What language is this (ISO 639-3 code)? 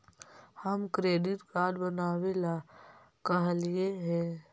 mag